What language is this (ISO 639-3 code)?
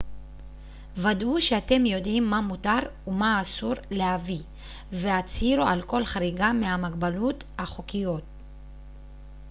heb